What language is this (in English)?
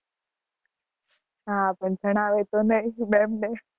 Gujarati